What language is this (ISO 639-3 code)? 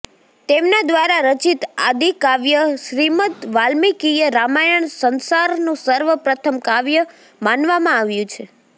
guj